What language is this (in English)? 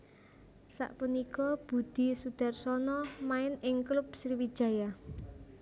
Javanese